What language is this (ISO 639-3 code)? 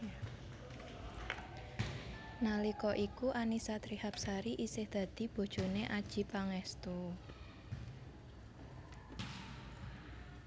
jav